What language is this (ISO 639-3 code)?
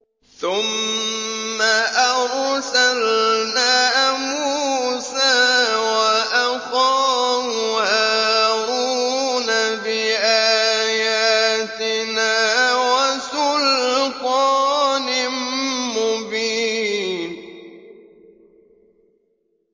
ara